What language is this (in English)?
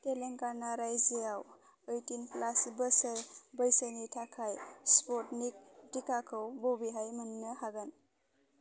Bodo